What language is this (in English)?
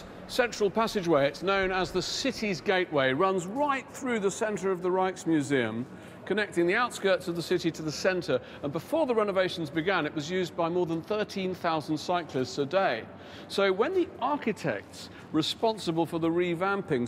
English